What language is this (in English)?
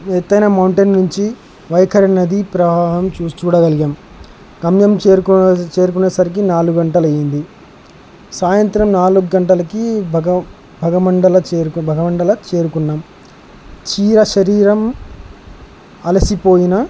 Telugu